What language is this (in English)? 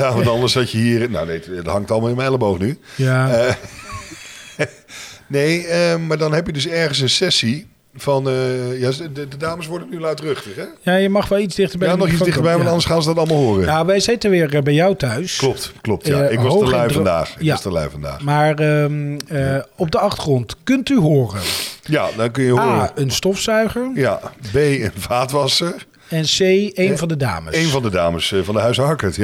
Dutch